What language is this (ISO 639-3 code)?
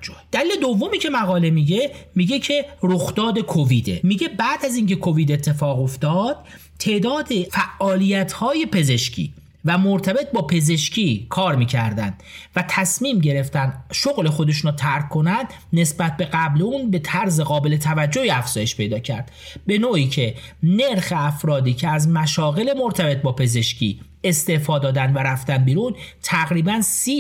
fas